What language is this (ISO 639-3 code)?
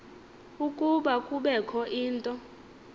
xho